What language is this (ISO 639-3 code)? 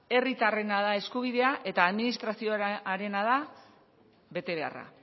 eus